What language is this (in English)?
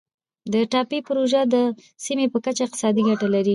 Pashto